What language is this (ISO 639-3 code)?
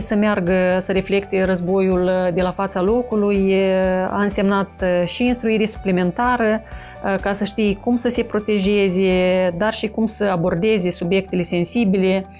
ron